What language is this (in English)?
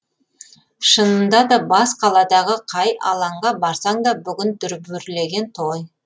Kazakh